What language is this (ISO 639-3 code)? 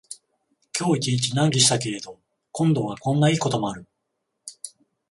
jpn